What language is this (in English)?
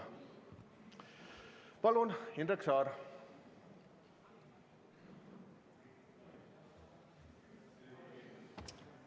Estonian